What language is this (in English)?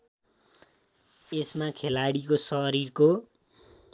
Nepali